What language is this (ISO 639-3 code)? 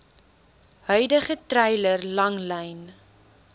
afr